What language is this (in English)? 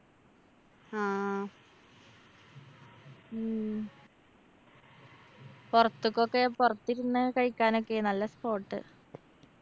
Malayalam